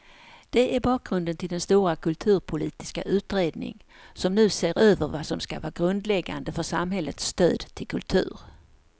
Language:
Swedish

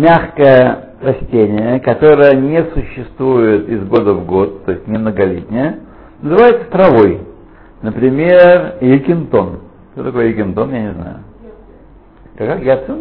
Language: Russian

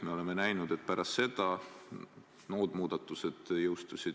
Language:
Estonian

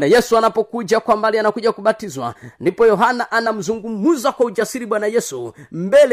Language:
Swahili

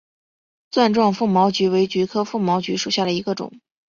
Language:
Chinese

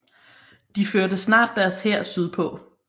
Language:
Danish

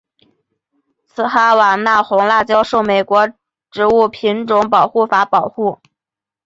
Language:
Chinese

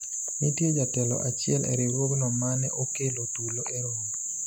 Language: Luo (Kenya and Tanzania)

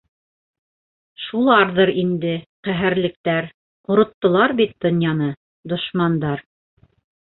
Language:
Bashkir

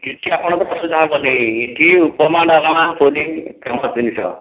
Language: Odia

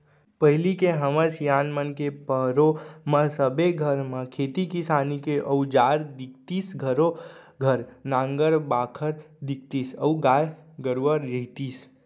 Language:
Chhattisgarhi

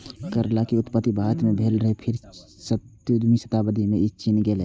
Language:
Maithili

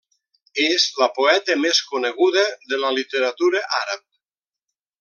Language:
Catalan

